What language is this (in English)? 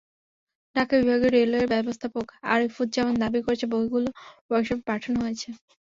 Bangla